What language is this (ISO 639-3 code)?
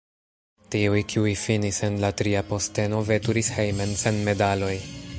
epo